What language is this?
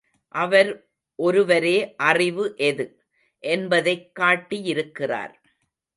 Tamil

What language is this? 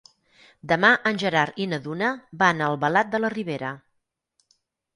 Catalan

